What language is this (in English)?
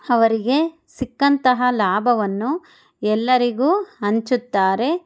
Kannada